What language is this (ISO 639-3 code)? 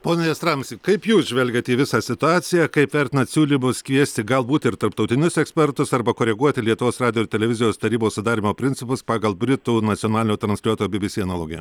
lit